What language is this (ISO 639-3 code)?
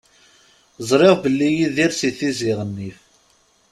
kab